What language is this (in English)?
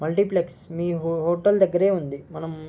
Telugu